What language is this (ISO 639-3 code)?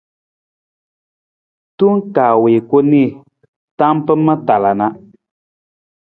nmz